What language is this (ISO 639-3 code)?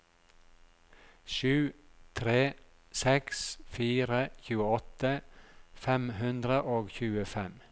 nor